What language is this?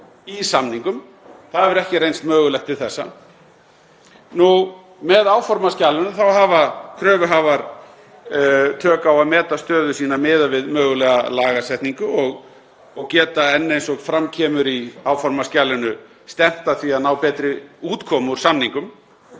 Icelandic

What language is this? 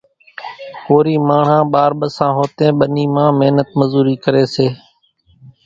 Kachi Koli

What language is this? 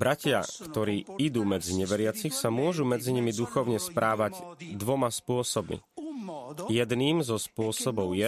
Slovak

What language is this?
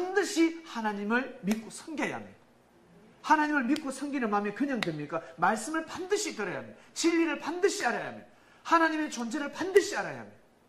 Korean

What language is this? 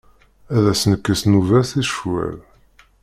Kabyle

